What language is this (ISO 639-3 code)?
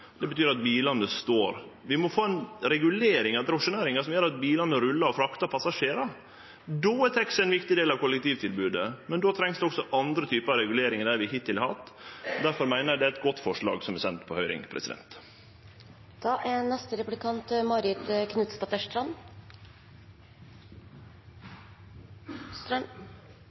nno